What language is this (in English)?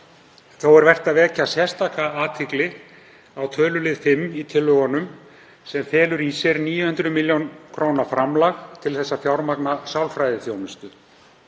Icelandic